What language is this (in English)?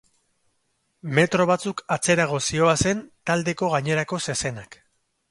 Basque